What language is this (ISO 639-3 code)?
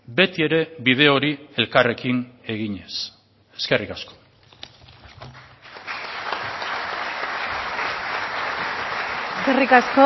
eus